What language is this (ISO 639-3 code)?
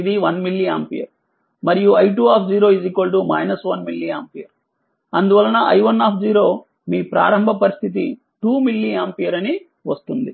tel